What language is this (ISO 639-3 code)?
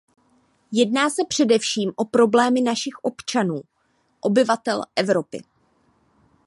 ces